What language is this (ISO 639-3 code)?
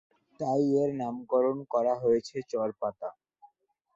ben